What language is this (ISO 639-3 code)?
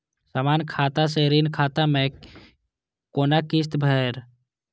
mai